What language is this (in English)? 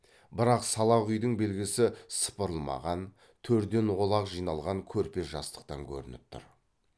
Kazakh